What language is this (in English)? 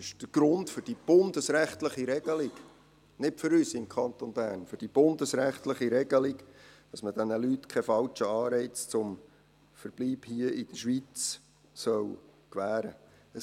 Swiss German